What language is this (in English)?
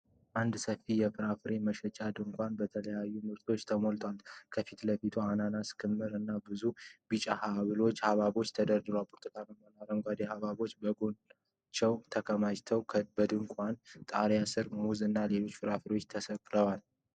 Amharic